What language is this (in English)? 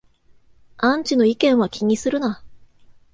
Japanese